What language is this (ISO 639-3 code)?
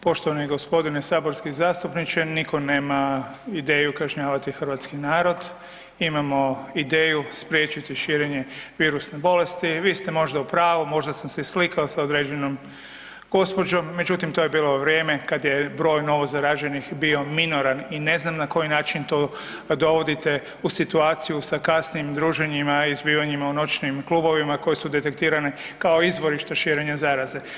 hrv